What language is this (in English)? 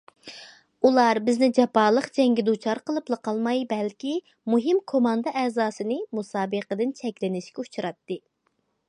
Uyghur